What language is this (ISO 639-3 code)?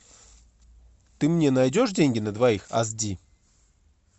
rus